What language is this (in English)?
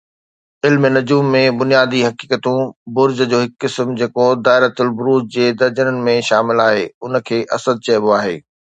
Sindhi